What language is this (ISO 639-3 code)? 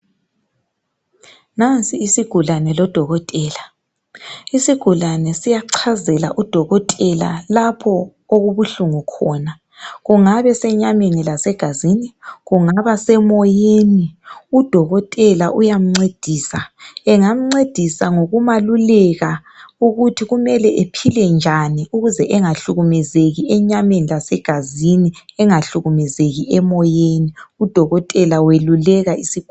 nde